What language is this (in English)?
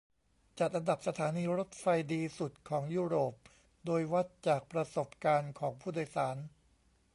Thai